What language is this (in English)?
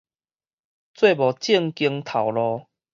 Min Nan Chinese